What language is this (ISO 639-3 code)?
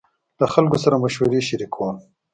pus